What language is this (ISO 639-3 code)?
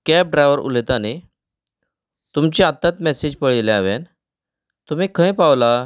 kok